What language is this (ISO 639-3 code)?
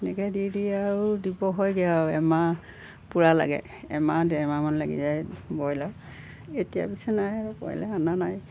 asm